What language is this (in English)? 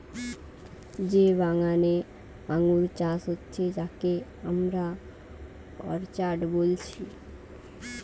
Bangla